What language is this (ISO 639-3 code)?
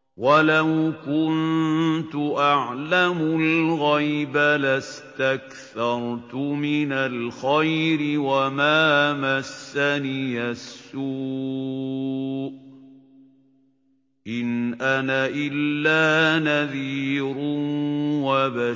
ara